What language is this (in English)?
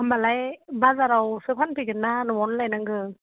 Bodo